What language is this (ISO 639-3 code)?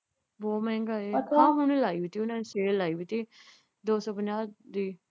pan